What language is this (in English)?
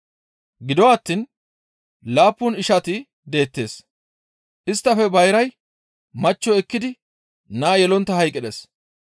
Gamo